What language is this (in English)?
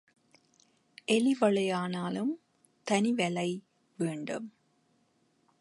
Tamil